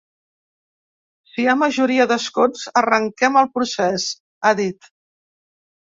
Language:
Catalan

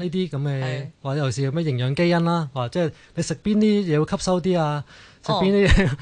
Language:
Chinese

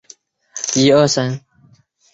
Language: Chinese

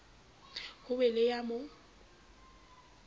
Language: Southern Sotho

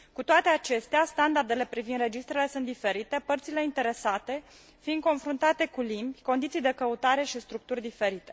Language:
Romanian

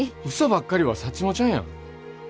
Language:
Japanese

